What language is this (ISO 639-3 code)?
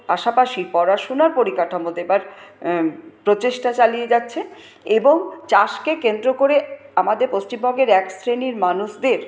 ben